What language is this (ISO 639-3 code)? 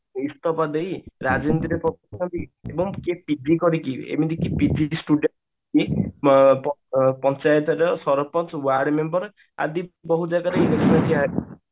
ori